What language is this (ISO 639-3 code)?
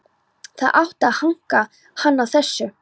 isl